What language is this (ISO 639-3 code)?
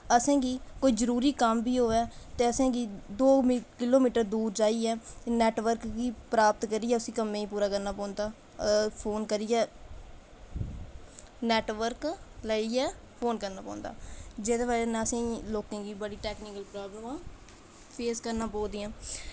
doi